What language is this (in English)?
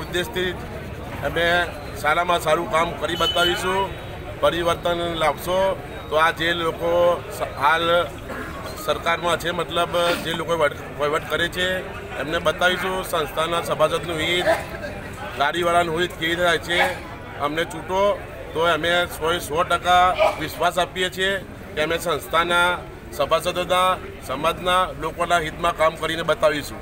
Hindi